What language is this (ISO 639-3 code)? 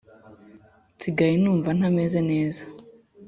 kin